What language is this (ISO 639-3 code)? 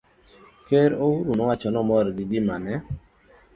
luo